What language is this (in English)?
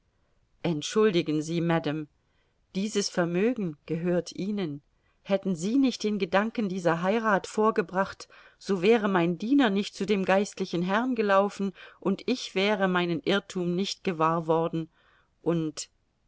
German